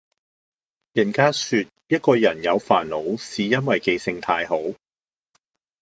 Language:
Cantonese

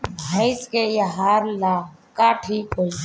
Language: Bhojpuri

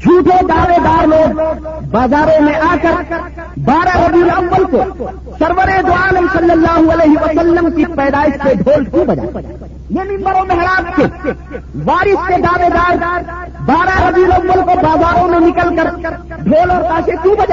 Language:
Urdu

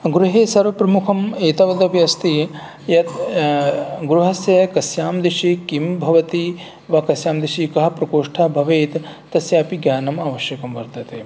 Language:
Sanskrit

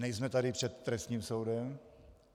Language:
Czech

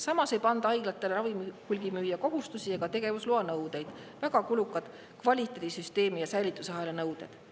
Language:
Estonian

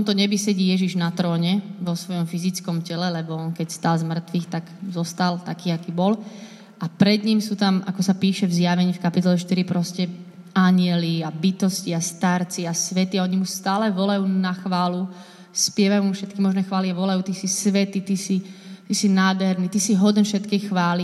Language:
Slovak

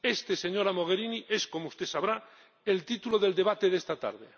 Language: Spanish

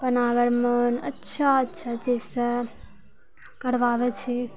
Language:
Maithili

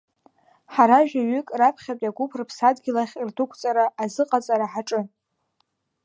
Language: Abkhazian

